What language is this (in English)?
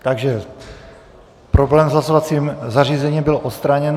Czech